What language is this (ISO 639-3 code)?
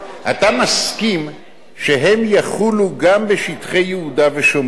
heb